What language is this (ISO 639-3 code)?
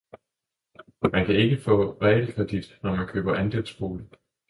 dan